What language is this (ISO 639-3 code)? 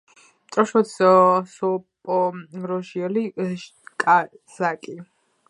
kat